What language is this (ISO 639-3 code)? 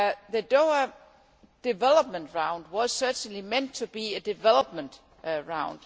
eng